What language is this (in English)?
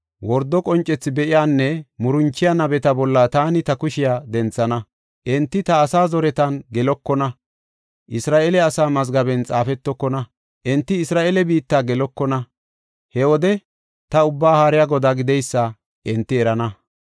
Gofa